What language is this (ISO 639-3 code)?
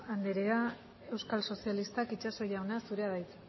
eus